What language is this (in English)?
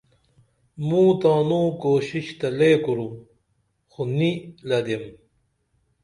Dameli